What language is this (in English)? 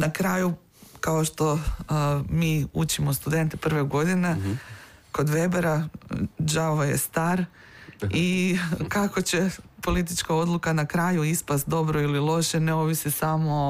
Croatian